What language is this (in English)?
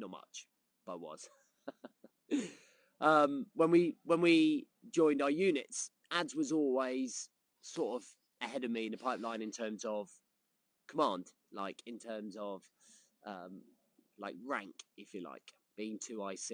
English